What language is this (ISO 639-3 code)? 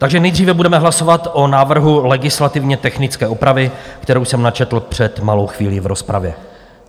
ces